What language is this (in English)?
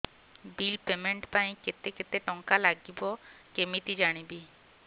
Odia